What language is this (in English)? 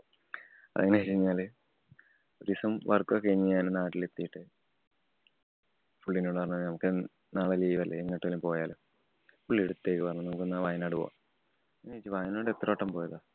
Malayalam